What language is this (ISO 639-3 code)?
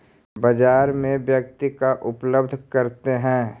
mag